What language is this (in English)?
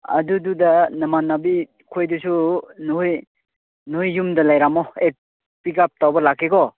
Manipuri